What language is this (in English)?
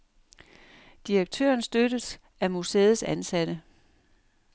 Danish